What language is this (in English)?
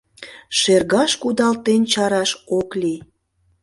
Mari